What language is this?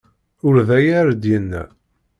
Kabyle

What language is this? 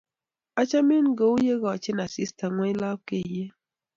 Kalenjin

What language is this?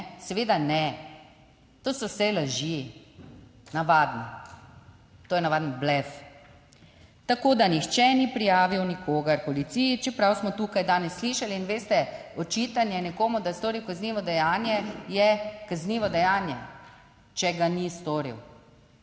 Slovenian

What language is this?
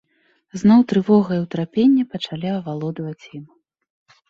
Belarusian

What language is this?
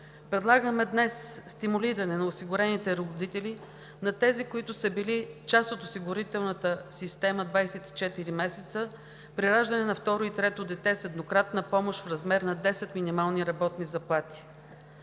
Bulgarian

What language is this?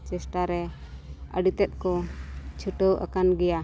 Santali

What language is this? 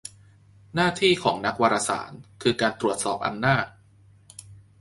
Thai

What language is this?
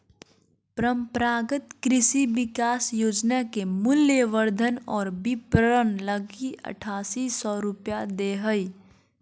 Magahi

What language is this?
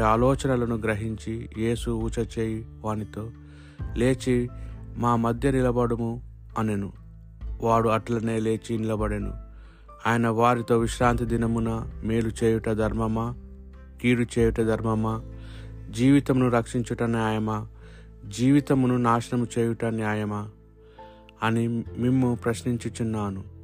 Telugu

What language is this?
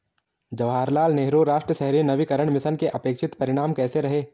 Hindi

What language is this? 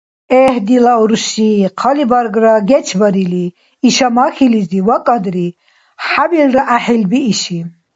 Dargwa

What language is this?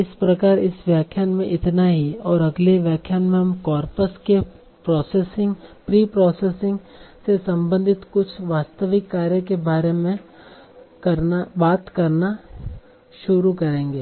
Hindi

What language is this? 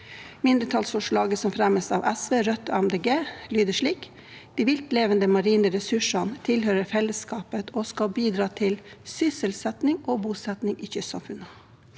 Norwegian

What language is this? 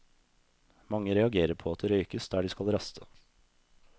Norwegian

